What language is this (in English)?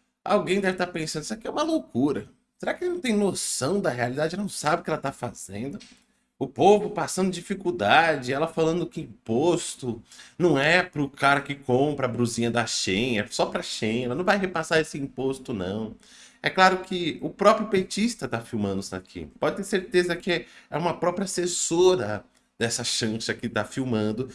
Portuguese